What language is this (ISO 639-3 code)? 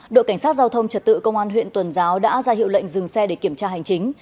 vie